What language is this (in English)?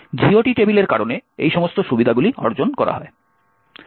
Bangla